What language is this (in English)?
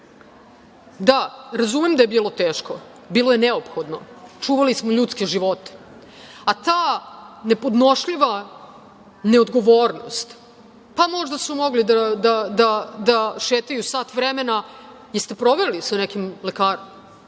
Serbian